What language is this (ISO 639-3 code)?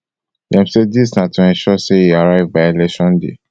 pcm